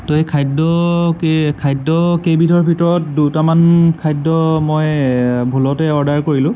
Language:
Assamese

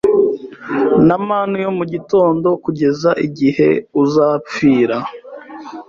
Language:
Kinyarwanda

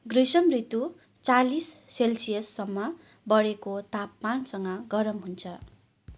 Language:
Nepali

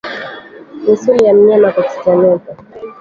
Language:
Swahili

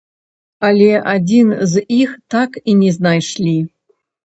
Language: Belarusian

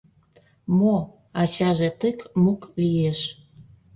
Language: Mari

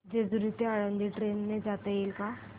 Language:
Marathi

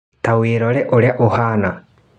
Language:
Kikuyu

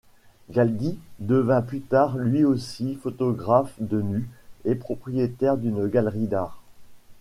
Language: French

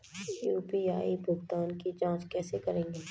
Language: Maithili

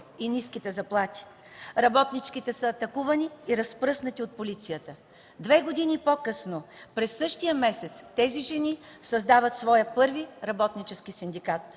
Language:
Bulgarian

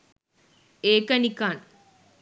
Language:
Sinhala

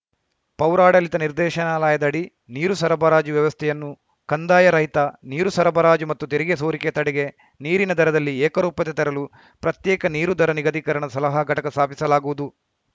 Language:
Kannada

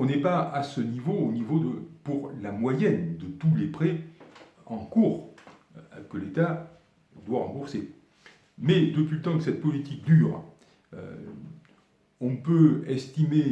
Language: French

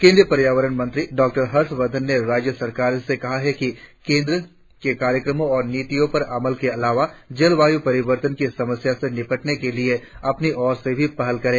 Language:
Hindi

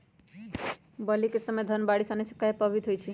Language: Magahi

